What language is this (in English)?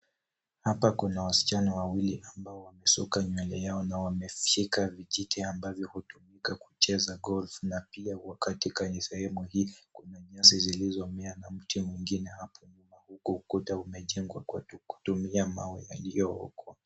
Swahili